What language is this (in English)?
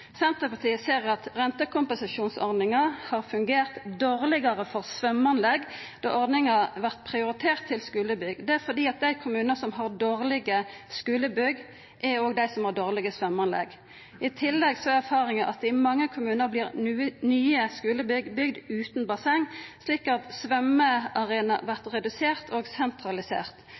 Norwegian Nynorsk